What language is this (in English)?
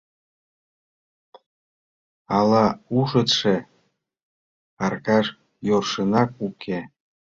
Mari